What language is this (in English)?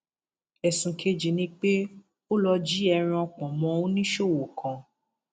Yoruba